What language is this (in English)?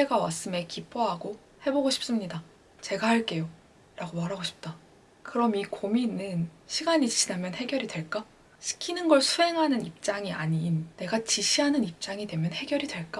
Korean